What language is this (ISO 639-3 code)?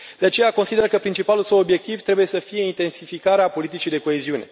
ron